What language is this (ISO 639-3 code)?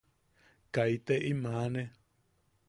yaq